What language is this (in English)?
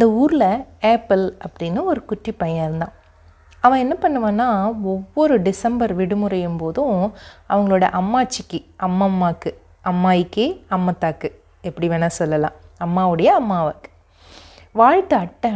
Tamil